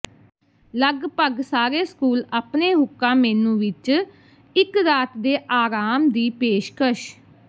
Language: Punjabi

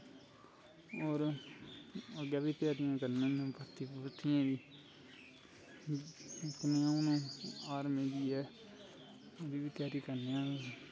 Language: Dogri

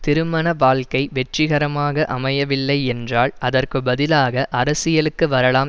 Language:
Tamil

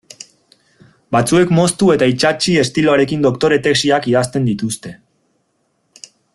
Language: Basque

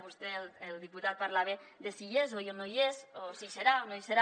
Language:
Catalan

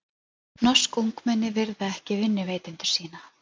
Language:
Icelandic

